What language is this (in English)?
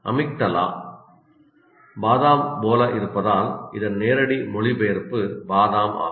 Tamil